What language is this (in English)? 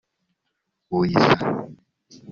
Kinyarwanda